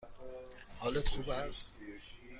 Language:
Persian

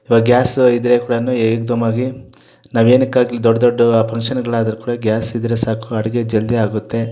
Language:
Kannada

